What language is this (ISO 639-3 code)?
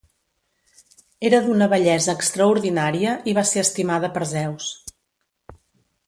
cat